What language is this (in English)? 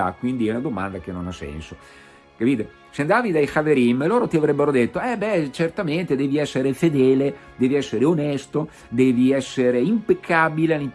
Italian